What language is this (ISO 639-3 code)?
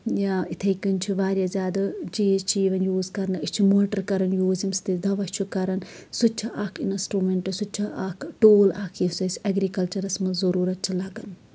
kas